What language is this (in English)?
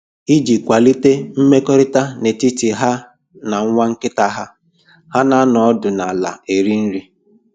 Igbo